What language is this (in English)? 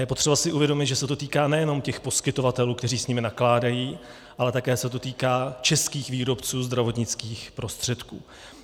Czech